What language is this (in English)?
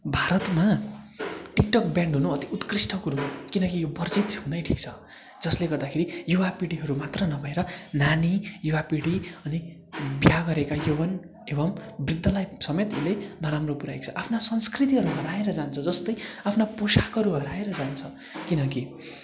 Nepali